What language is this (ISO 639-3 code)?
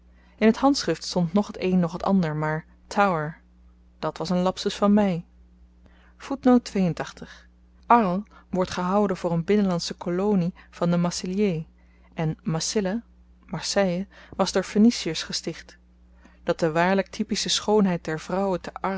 nld